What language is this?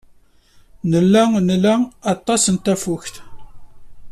Kabyle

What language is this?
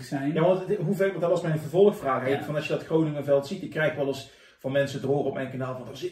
Dutch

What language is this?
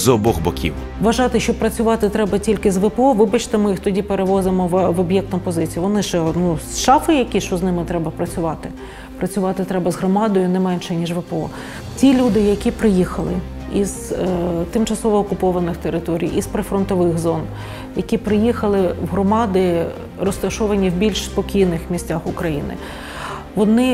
Ukrainian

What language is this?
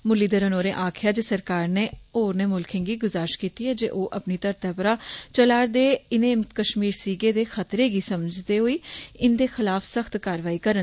Dogri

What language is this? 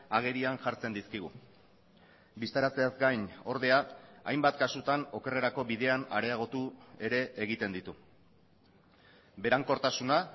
Basque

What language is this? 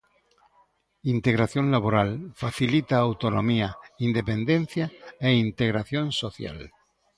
Galician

